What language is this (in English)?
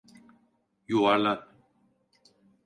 Turkish